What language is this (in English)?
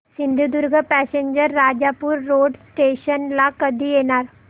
Marathi